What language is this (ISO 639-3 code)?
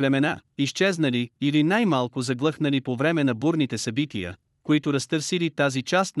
bul